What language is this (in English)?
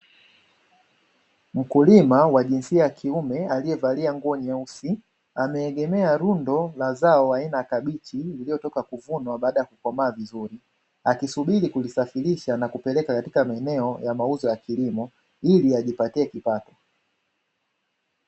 Swahili